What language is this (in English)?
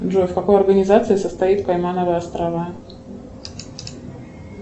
Russian